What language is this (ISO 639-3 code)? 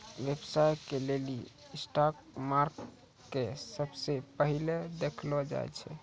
mai